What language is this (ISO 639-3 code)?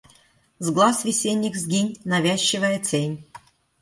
rus